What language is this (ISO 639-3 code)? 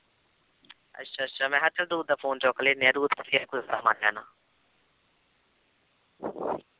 pan